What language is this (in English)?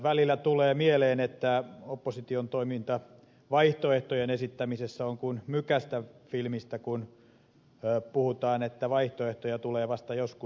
Finnish